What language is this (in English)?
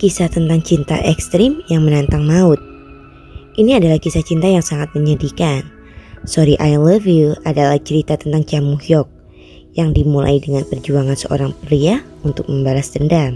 Indonesian